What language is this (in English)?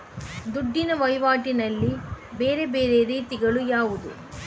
Kannada